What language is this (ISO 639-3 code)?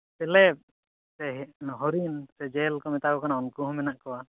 sat